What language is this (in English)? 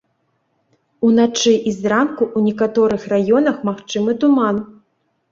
Belarusian